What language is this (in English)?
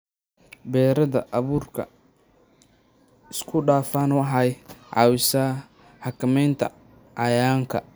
Somali